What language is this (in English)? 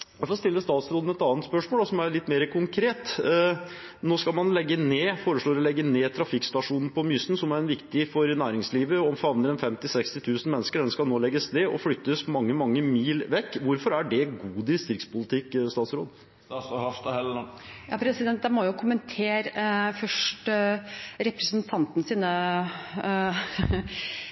Norwegian Bokmål